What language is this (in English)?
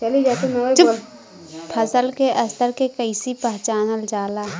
Bhojpuri